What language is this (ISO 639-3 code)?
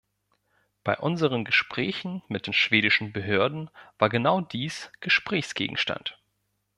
deu